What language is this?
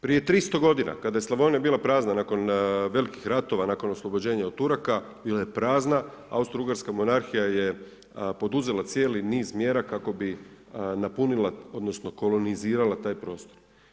Croatian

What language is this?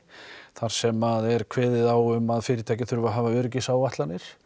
Icelandic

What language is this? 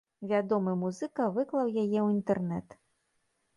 Belarusian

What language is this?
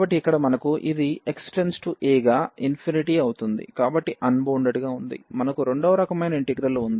Telugu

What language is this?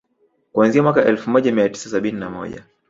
Swahili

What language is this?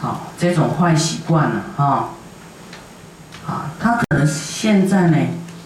Chinese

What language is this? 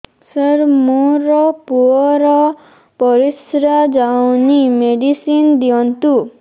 Odia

